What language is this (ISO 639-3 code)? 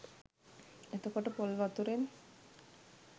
sin